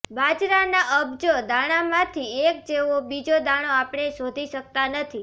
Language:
Gujarati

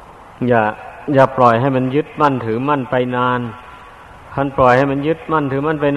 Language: Thai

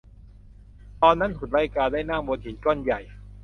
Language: Thai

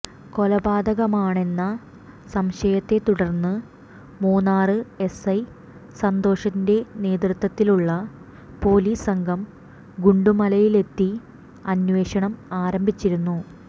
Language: Malayalam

